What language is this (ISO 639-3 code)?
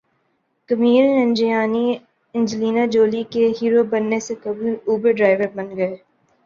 urd